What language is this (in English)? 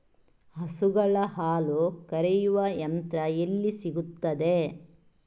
Kannada